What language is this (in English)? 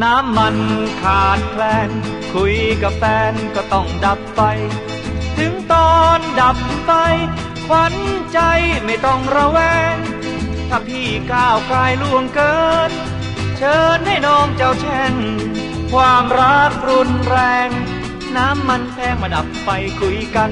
Thai